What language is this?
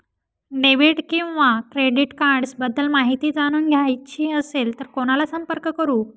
Marathi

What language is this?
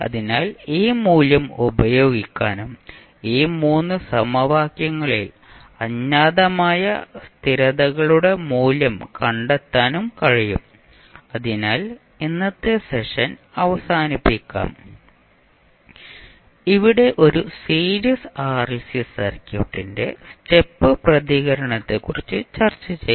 Malayalam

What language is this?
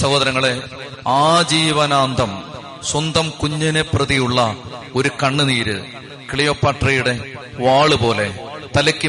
Malayalam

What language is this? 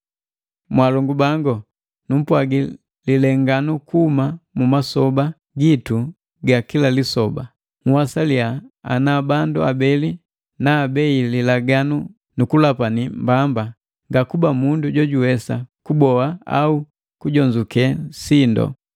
Matengo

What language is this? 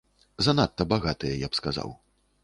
Belarusian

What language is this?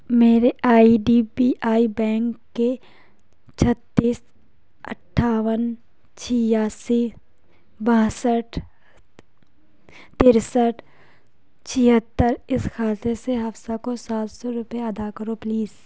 Urdu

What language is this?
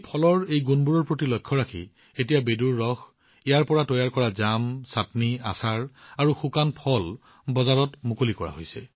Assamese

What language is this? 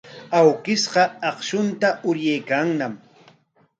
Corongo Ancash Quechua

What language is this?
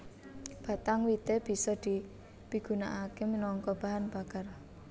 Javanese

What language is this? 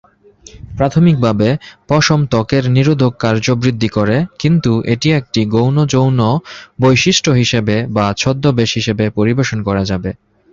Bangla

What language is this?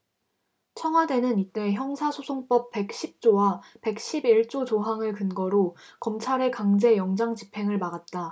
Korean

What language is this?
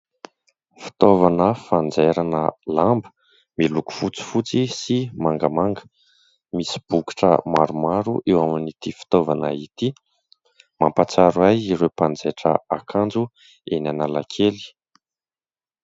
Malagasy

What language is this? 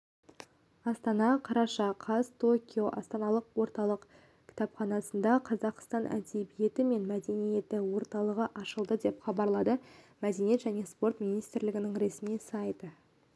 Kazakh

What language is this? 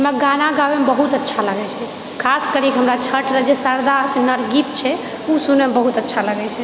Maithili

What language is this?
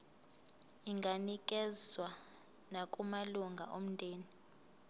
Zulu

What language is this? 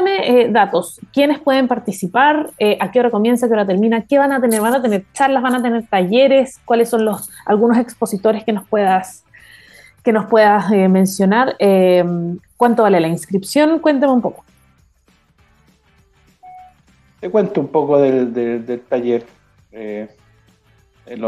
Spanish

